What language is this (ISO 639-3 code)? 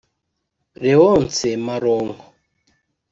kin